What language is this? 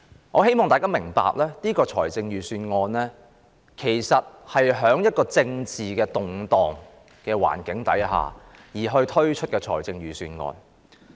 Cantonese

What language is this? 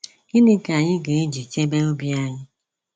Igbo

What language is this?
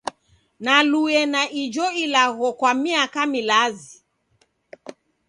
Taita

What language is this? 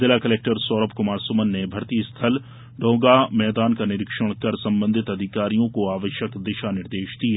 Hindi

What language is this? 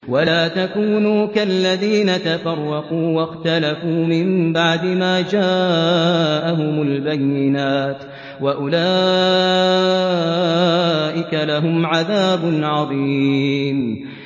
Arabic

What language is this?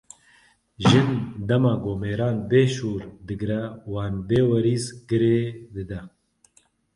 Kurdish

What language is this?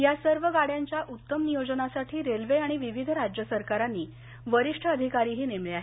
Marathi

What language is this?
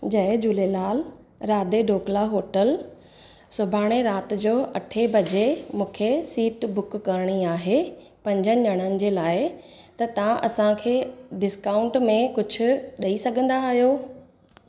Sindhi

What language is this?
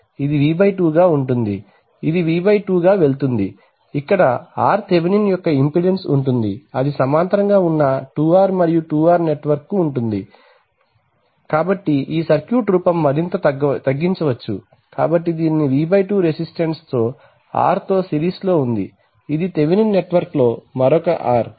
Telugu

